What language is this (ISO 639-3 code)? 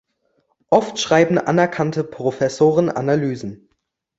deu